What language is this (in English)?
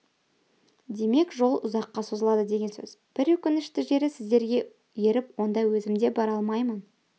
Kazakh